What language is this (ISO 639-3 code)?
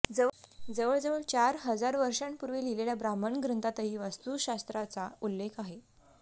mar